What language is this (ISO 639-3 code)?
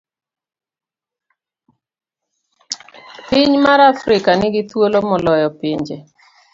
luo